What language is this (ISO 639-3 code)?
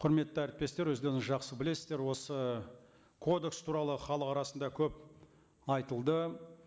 kaz